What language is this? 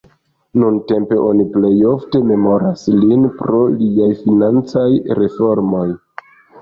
Esperanto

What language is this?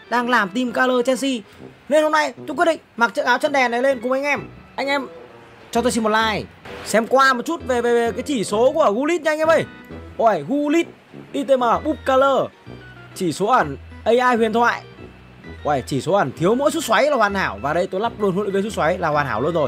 Vietnamese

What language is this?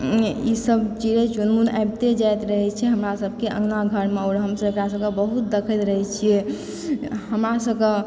Maithili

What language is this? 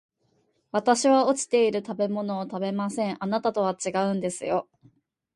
Japanese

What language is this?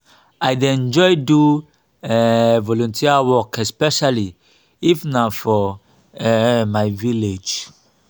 Nigerian Pidgin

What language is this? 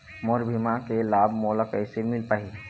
Chhattisgarhi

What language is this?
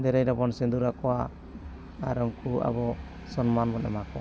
Santali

